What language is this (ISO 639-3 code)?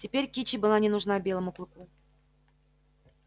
rus